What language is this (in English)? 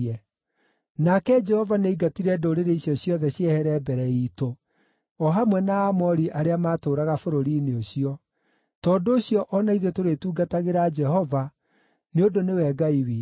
Kikuyu